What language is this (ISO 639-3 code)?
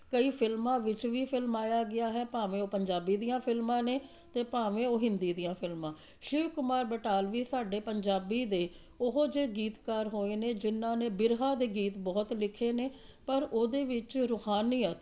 pan